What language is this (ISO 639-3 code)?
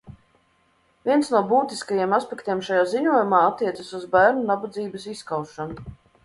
lav